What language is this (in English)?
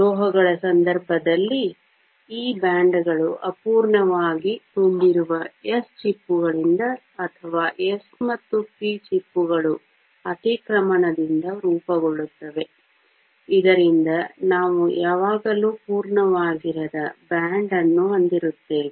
Kannada